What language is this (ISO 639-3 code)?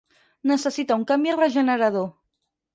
cat